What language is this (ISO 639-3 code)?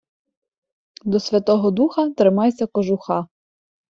ukr